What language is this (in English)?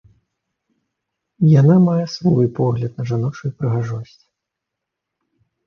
Belarusian